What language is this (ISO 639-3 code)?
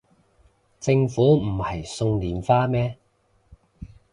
yue